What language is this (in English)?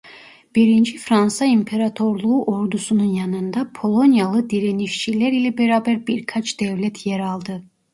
Turkish